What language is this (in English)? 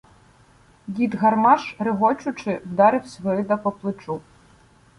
Ukrainian